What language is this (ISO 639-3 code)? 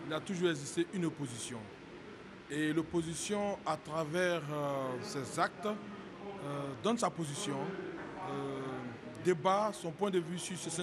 fra